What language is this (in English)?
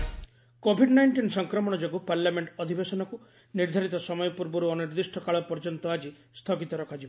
Odia